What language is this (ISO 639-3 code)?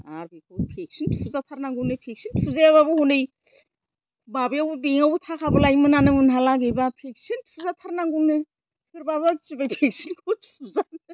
brx